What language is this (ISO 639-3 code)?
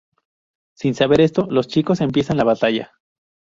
spa